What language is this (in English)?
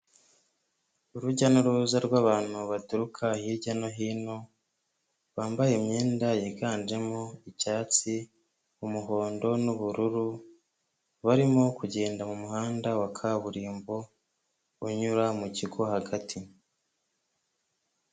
Kinyarwanda